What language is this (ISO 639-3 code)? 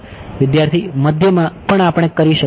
guj